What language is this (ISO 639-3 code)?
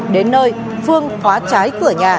vie